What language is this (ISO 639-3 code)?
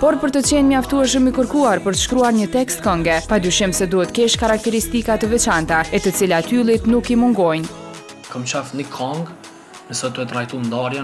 ron